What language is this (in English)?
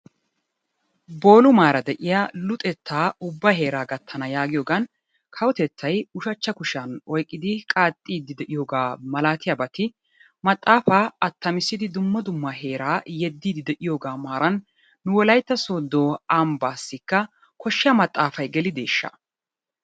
Wolaytta